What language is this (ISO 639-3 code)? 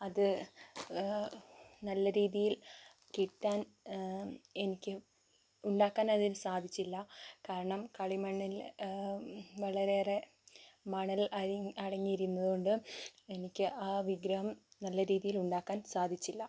mal